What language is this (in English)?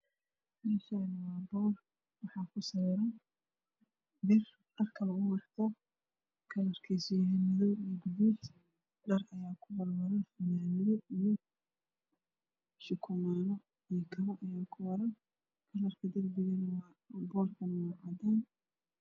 Somali